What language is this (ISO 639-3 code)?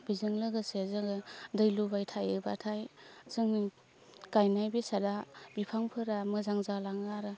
brx